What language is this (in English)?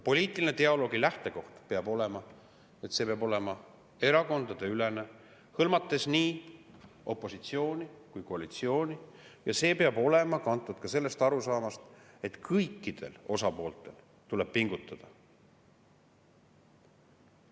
Estonian